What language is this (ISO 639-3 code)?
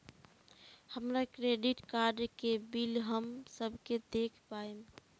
bho